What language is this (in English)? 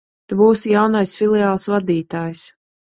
Latvian